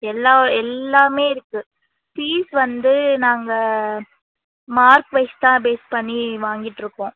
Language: Tamil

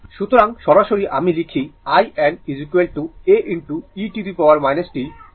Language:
Bangla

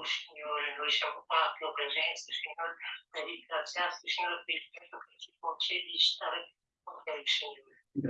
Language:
Italian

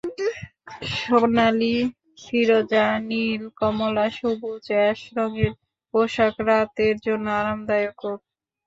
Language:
Bangla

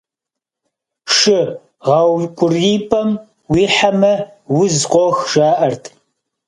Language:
Kabardian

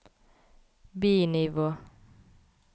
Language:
Norwegian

